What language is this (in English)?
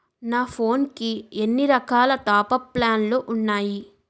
Telugu